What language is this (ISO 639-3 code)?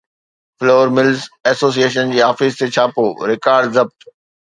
snd